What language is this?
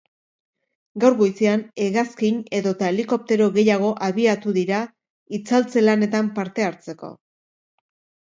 Basque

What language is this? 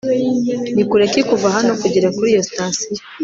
Kinyarwanda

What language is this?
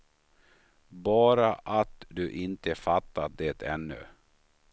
Swedish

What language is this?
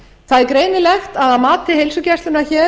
Icelandic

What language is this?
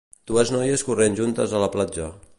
Catalan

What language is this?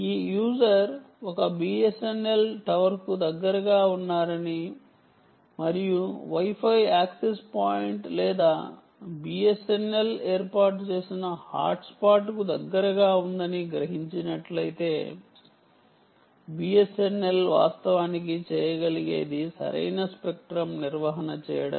Telugu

